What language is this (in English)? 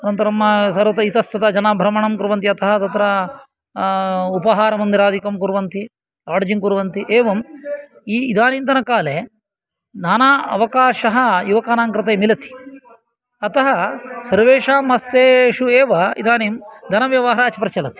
Sanskrit